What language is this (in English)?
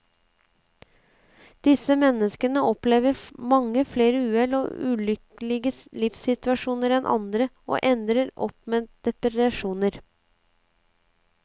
Norwegian